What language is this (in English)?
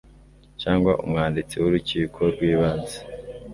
Kinyarwanda